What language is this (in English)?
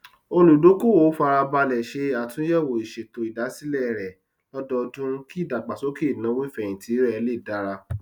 Yoruba